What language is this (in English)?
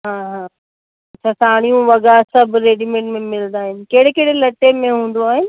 Sindhi